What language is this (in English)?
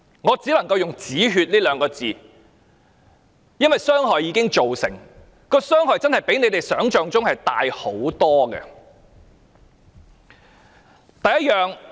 Cantonese